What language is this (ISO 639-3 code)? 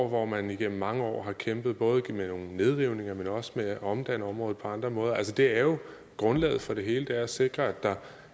dan